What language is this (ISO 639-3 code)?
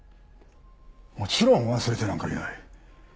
jpn